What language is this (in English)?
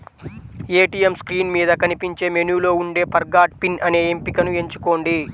Telugu